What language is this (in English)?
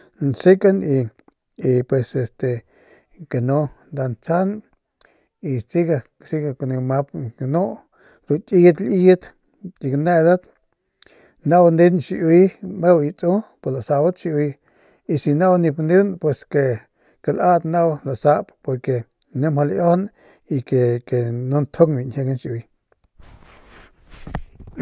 Northern Pame